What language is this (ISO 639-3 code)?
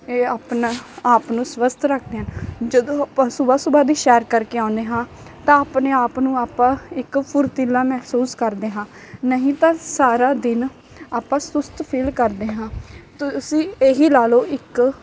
pan